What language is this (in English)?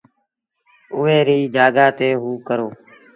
Sindhi Bhil